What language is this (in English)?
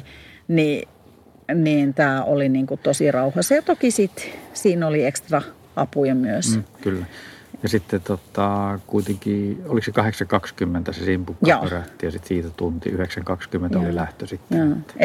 Finnish